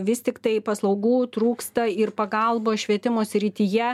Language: Lithuanian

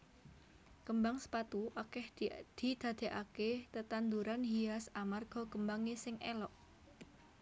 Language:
Javanese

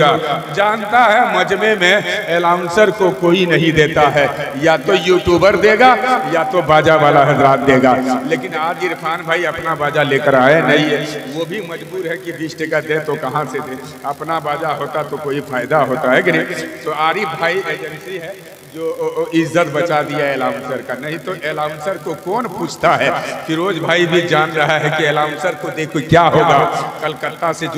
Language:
Hindi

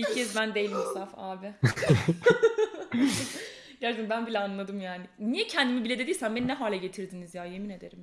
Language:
Turkish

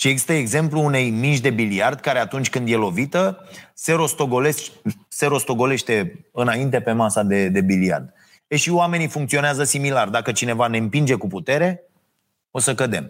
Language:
Romanian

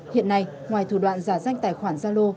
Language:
Vietnamese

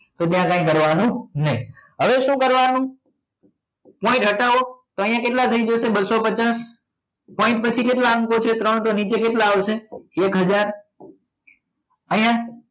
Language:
Gujarati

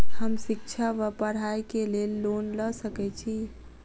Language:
Maithili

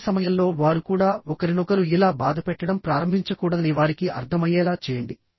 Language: Telugu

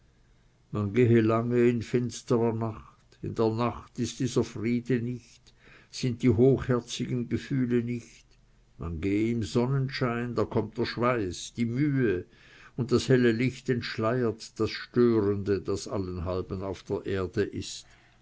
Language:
German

